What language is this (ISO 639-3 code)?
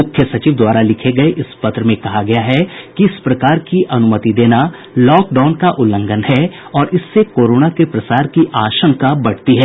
hin